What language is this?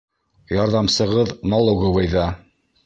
Bashkir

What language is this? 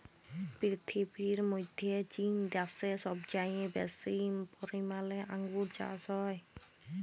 Bangla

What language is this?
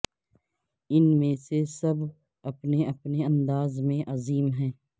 Urdu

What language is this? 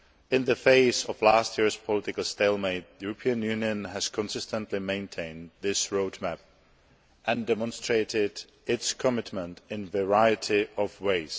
English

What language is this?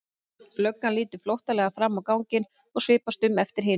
Icelandic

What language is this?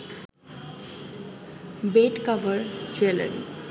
Bangla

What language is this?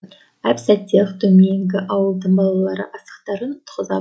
Kazakh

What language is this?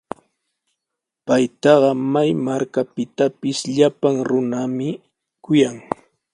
Sihuas Ancash Quechua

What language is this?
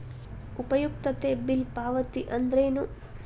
Kannada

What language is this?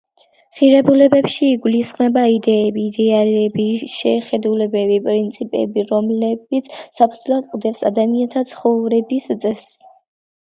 Georgian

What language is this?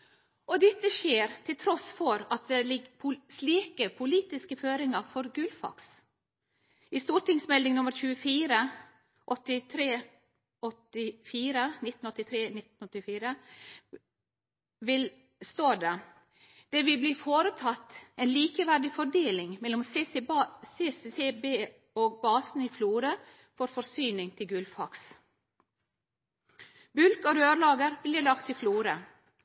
Norwegian Nynorsk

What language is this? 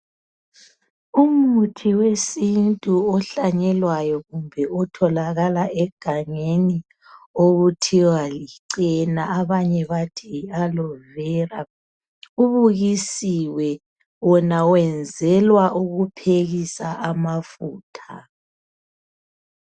North Ndebele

